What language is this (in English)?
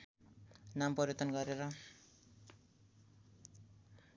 Nepali